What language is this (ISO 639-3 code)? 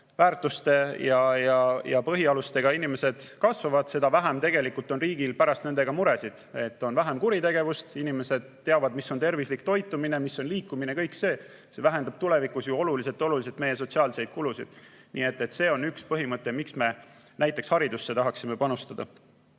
est